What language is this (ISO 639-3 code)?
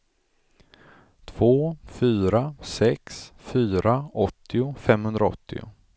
swe